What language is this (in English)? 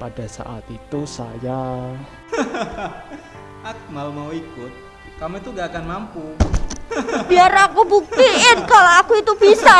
Indonesian